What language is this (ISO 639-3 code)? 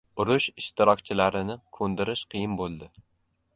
uzb